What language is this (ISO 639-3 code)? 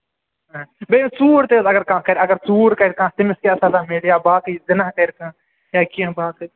kas